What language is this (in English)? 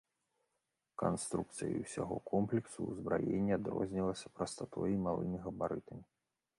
Belarusian